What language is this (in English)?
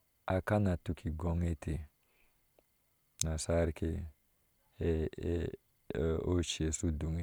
Ashe